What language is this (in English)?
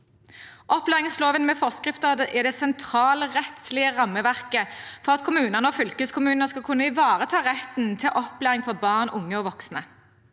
Norwegian